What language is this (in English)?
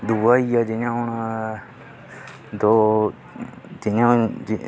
Dogri